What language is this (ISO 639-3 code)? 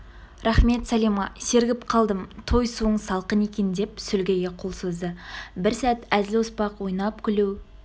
kaz